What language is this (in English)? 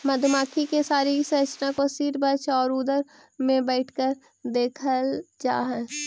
Magahi